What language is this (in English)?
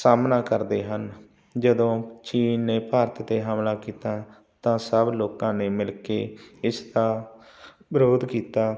Punjabi